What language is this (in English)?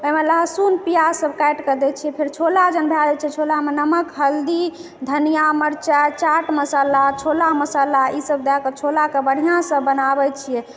Maithili